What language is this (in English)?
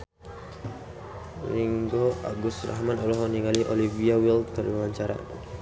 Sundanese